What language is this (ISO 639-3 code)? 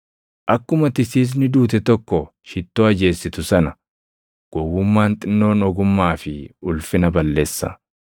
orm